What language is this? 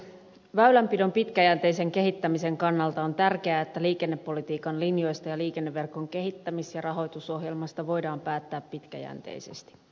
Finnish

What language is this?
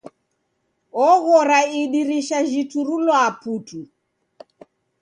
Taita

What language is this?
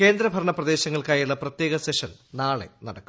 Malayalam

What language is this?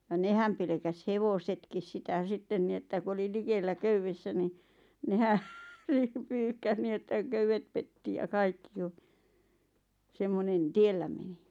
Finnish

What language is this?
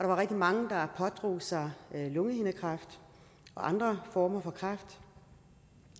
Danish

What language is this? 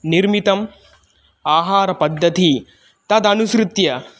Sanskrit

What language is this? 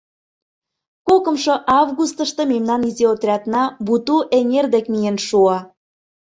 Mari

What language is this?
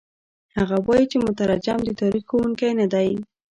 Pashto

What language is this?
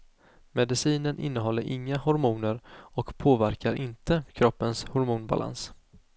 Swedish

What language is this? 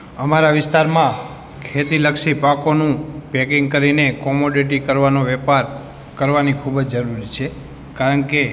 Gujarati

